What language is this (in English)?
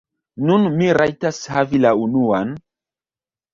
Esperanto